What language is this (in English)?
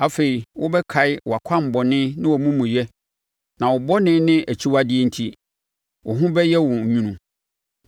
Akan